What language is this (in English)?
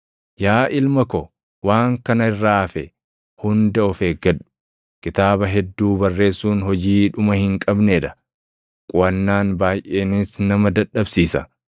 Oromo